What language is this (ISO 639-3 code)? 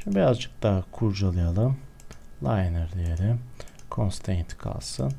tur